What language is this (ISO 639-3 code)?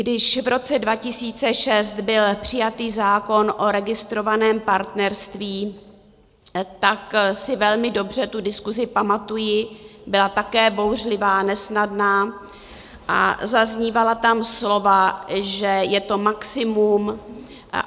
ces